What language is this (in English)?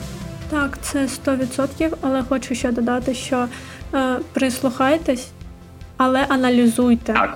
Ukrainian